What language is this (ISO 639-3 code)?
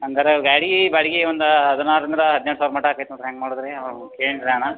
kan